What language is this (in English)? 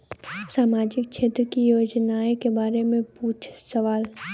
Bhojpuri